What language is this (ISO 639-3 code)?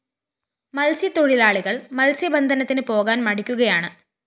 mal